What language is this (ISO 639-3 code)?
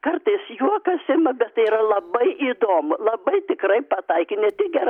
lit